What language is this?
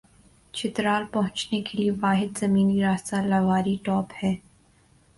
Urdu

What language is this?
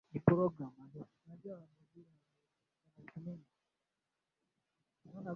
Swahili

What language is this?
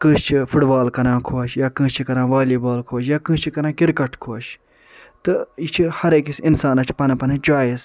Kashmiri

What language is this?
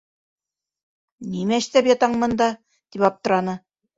Bashkir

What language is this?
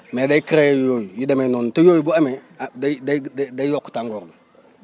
Wolof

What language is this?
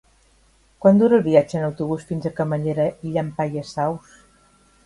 Catalan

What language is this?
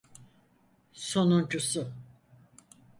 Turkish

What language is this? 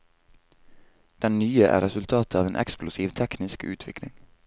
Norwegian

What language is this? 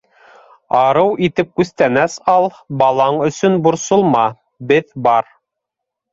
Bashkir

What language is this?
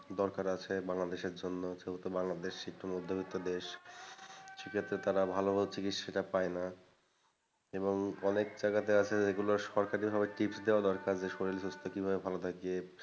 Bangla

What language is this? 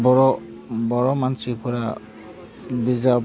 Bodo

